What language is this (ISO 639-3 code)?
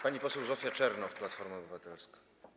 pol